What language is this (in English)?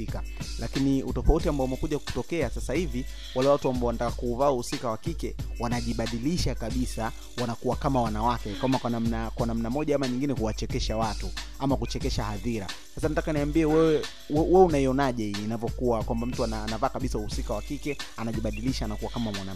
Swahili